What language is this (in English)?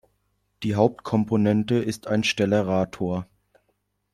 German